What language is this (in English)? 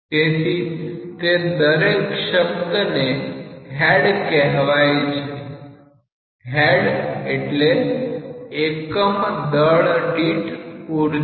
Gujarati